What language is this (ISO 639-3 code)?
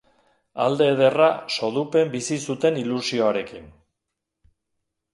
eus